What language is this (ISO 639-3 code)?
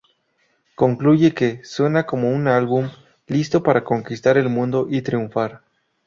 spa